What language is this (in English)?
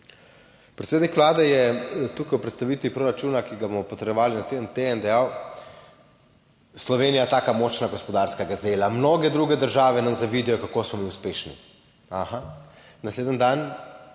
Slovenian